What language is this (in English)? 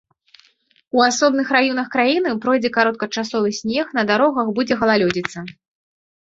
Belarusian